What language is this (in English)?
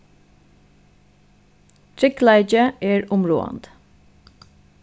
Faroese